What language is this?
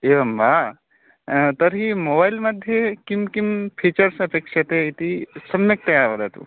Sanskrit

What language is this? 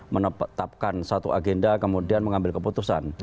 Indonesian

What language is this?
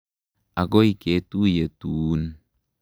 Kalenjin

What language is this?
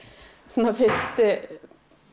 Icelandic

